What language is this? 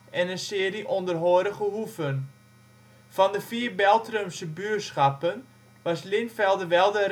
Dutch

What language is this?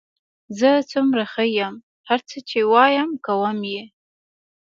Pashto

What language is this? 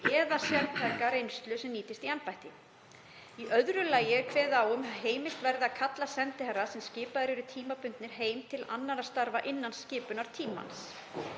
Icelandic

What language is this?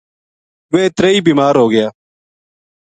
Gujari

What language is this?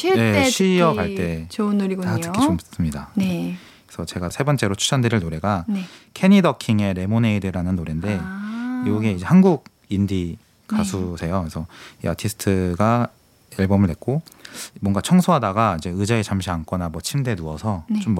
Korean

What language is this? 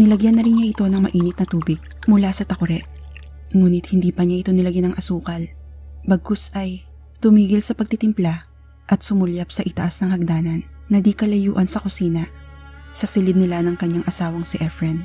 Filipino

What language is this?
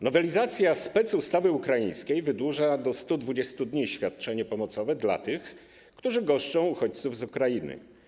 Polish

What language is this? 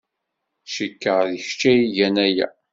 Kabyle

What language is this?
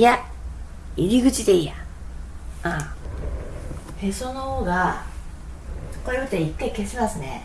Japanese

